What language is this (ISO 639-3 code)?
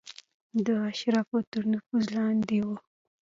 pus